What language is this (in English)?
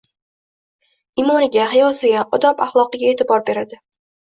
Uzbek